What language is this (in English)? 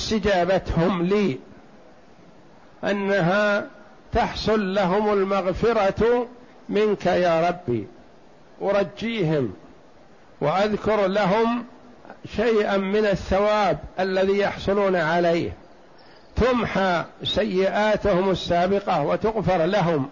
Arabic